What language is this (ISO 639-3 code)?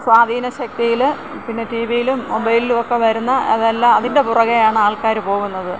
mal